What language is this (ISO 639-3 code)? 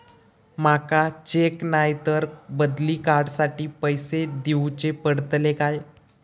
mar